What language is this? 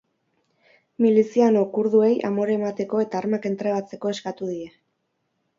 Basque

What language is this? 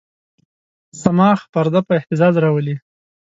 Pashto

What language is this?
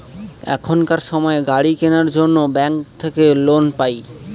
Bangla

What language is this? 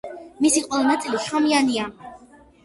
Georgian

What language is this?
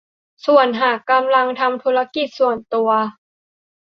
Thai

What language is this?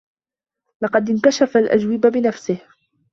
Arabic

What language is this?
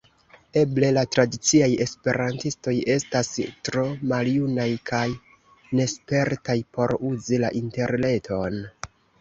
Esperanto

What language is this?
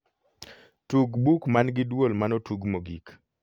Luo (Kenya and Tanzania)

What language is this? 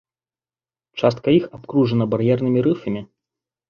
Belarusian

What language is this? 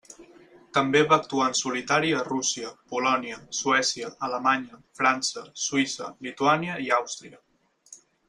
Catalan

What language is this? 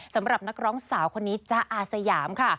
Thai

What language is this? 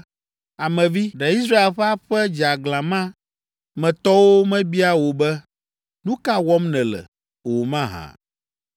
Ewe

